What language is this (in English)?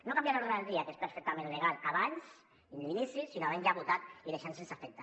Catalan